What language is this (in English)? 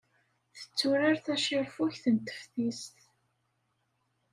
Kabyle